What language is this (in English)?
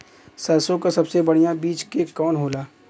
Bhojpuri